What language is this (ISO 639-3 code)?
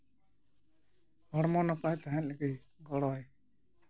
sat